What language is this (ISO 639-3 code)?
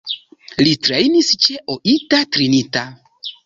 epo